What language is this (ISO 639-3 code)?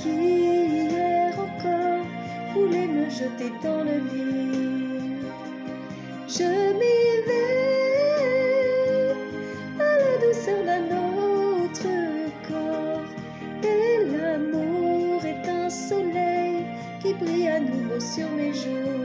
fra